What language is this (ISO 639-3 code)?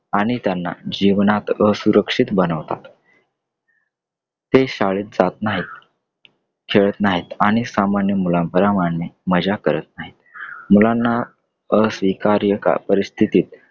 mar